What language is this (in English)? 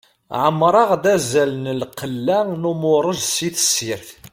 Kabyle